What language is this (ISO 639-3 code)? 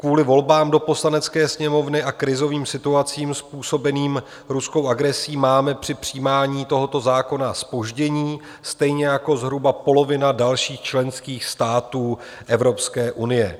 ces